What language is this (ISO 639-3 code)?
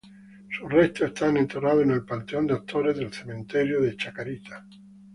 spa